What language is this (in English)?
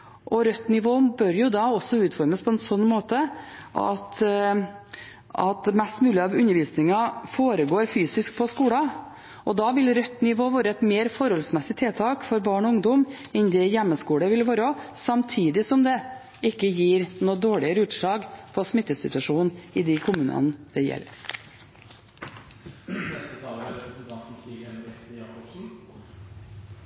Norwegian Bokmål